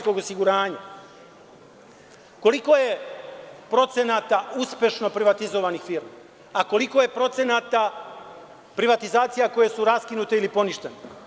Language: Serbian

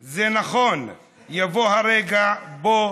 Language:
Hebrew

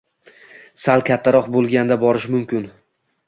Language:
Uzbek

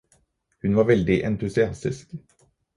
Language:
Norwegian Bokmål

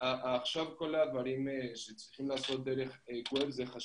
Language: Hebrew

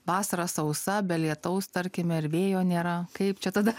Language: Lithuanian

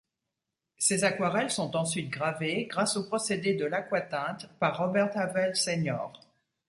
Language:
French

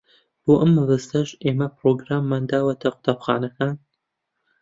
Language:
Central Kurdish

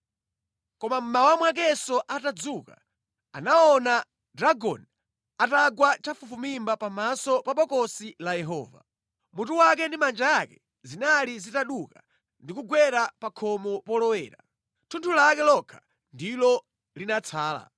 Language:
Nyanja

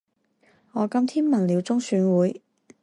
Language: Chinese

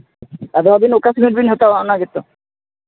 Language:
Santali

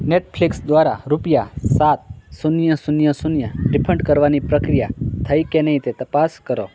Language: Gujarati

